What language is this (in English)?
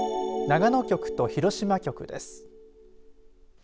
Japanese